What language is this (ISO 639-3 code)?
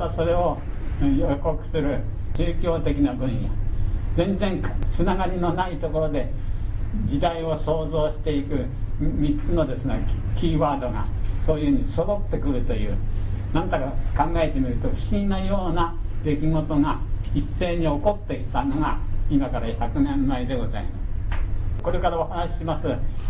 jpn